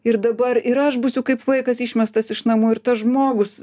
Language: Lithuanian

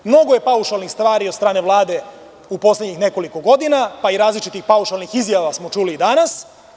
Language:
Serbian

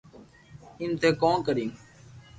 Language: Loarki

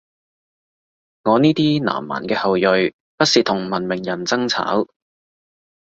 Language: Cantonese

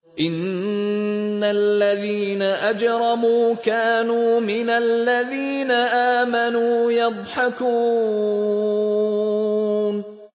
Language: Arabic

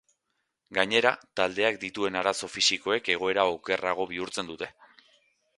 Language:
Basque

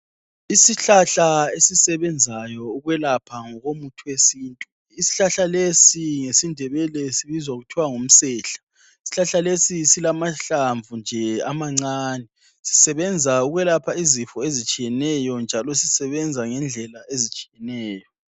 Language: North Ndebele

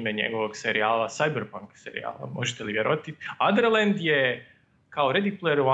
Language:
Croatian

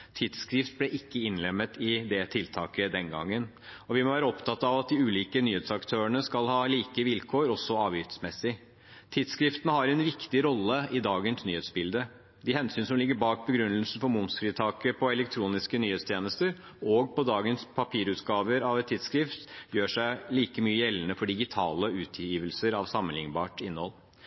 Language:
Norwegian Bokmål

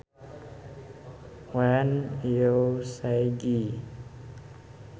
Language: Sundanese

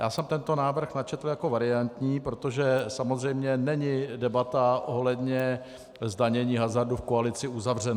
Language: Czech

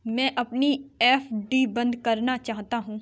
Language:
Hindi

